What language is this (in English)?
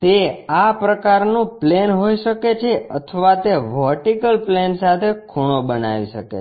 Gujarati